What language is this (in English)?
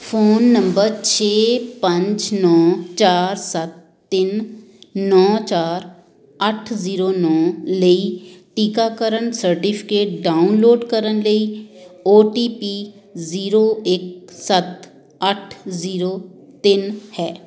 Punjabi